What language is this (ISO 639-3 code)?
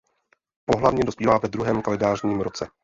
ces